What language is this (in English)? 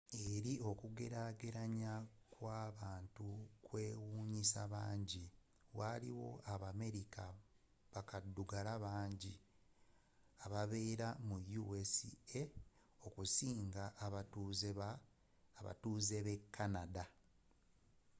Ganda